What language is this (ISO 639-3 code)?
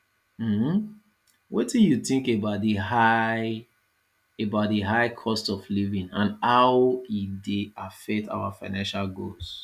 pcm